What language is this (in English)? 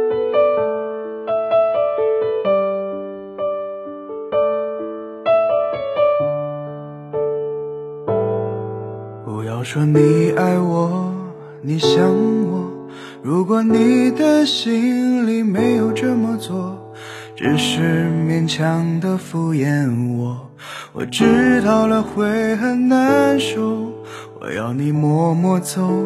Chinese